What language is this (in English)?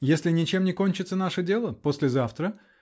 Russian